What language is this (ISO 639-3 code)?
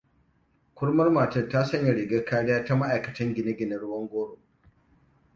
hau